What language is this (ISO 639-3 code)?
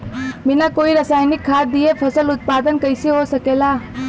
bho